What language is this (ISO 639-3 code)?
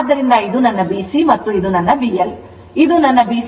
kan